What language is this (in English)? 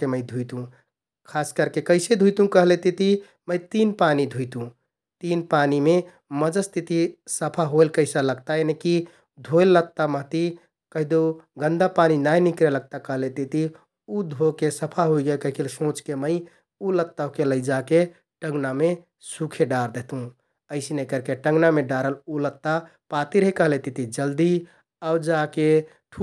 Kathoriya Tharu